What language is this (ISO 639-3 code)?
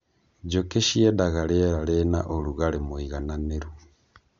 kik